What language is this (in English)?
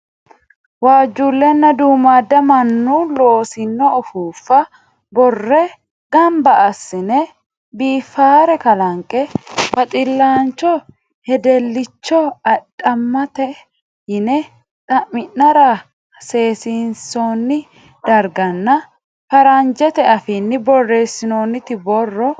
Sidamo